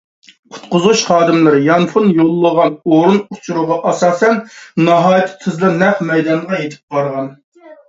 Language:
Uyghur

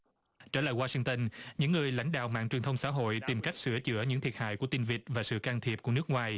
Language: Vietnamese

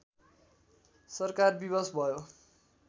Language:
Nepali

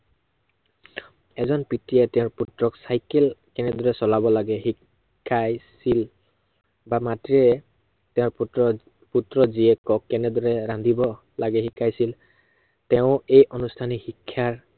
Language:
Assamese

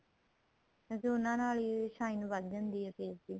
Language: Punjabi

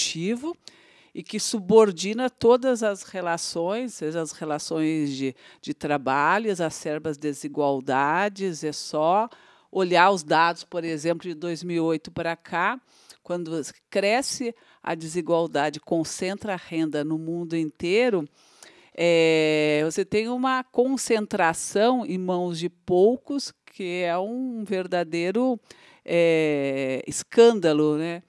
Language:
Portuguese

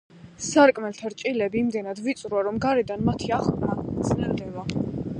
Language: Georgian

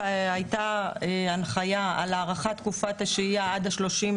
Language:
Hebrew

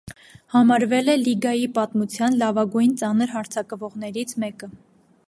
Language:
Armenian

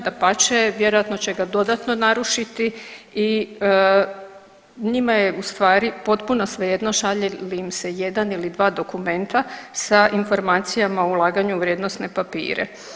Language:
Croatian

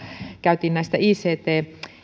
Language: Finnish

